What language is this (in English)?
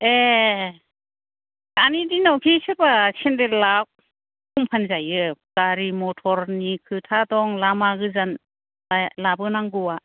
Bodo